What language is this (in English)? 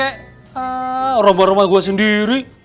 Indonesian